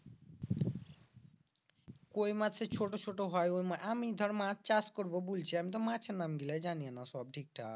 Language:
Bangla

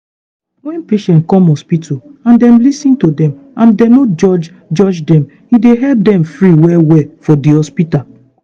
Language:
Nigerian Pidgin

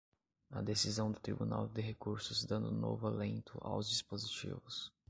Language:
Portuguese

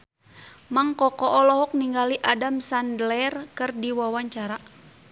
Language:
Sundanese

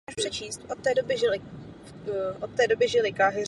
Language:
Czech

